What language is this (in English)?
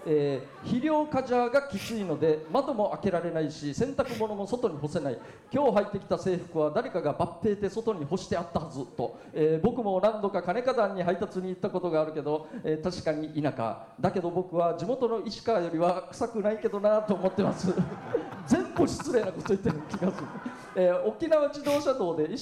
Japanese